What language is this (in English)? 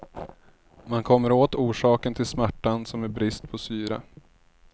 Swedish